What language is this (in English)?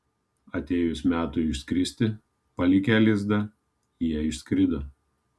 Lithuanian